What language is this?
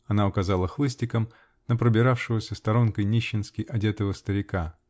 Russian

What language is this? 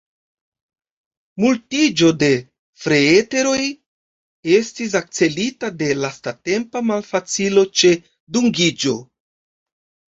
Esperanto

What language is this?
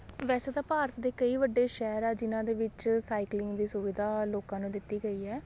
Punjabi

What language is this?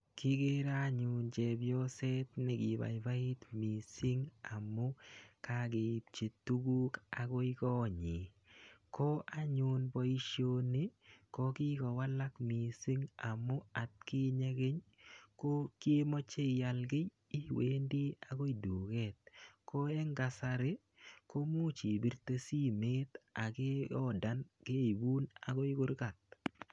Kalenjin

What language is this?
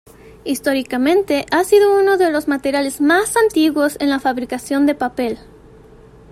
Spanish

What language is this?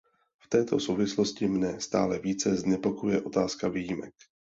Czech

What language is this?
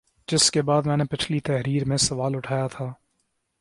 Urdu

